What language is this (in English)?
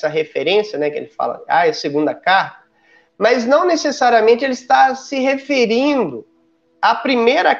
Portuguese